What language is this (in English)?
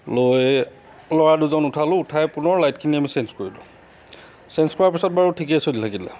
Assamese